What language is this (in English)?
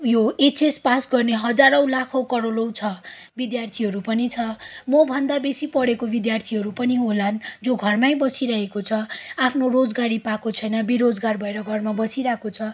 Nepali